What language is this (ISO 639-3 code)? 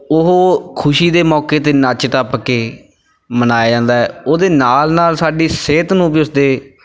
pan